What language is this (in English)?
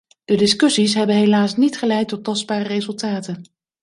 Dutch